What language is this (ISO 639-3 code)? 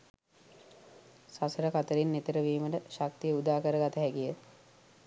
sin